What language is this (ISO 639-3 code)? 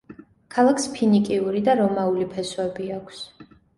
kat